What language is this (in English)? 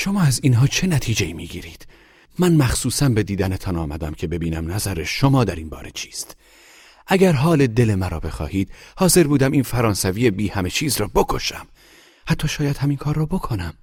Persian